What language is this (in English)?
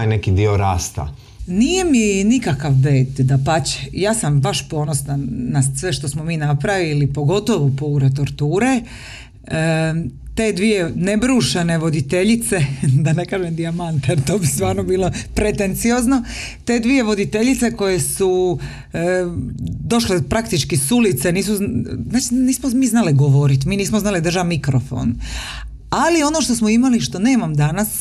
Croatian